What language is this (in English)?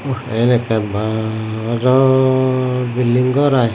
Chakma